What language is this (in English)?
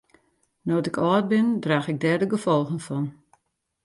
Western Frisian